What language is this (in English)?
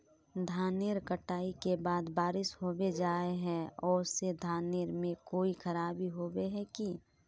Magahi